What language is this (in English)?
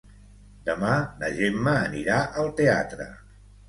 Catalan